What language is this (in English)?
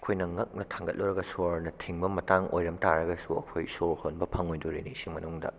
Manipuri